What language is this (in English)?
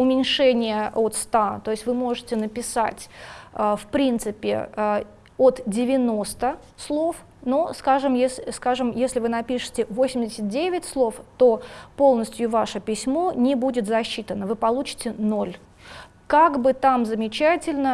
Russian